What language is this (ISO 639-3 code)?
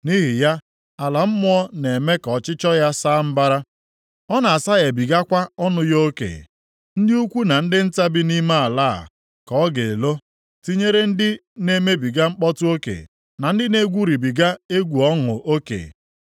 ibo